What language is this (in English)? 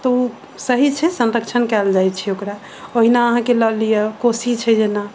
Maithili